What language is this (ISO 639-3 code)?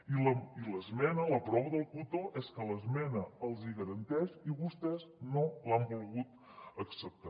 cat